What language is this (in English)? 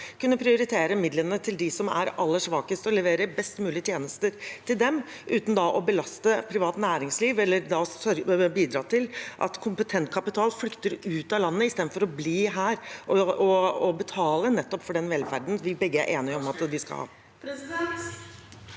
Norwegian